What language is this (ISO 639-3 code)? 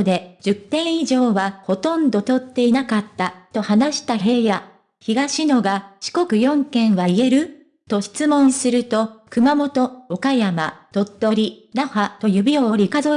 jpn